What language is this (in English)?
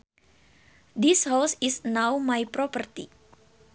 Sundanese